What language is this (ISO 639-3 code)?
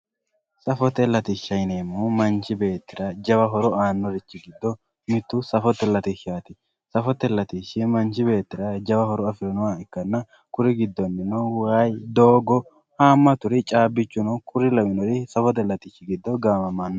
sid